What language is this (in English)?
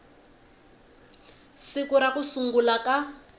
Tsonga